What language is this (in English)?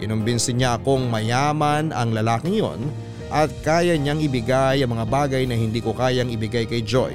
Filipino